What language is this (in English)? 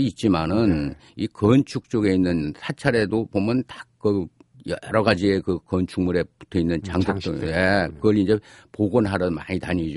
Korean